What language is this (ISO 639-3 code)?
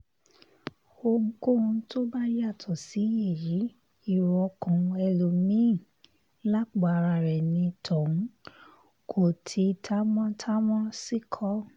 yor